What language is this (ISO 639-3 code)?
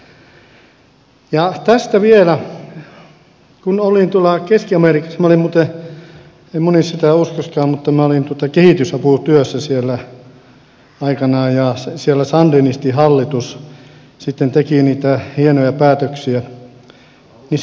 fin